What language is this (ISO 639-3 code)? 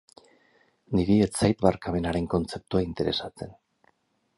eus